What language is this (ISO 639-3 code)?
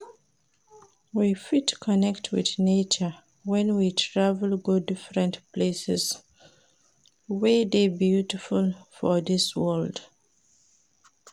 pcm